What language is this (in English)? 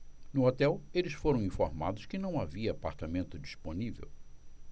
Portuguese